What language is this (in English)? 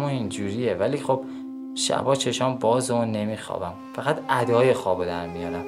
Persian